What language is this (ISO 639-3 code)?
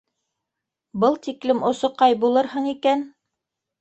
bak